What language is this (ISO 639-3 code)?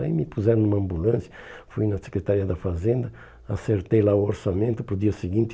por